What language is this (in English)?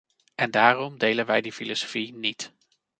Dutch